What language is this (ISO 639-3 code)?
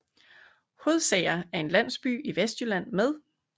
dan